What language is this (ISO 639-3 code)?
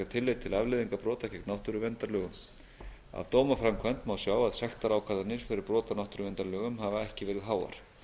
isl